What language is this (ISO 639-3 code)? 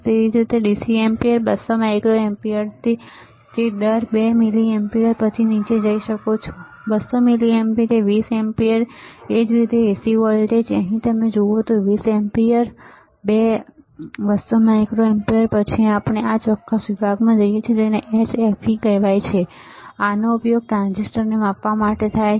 guj